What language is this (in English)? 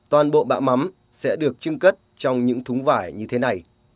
Vietnamese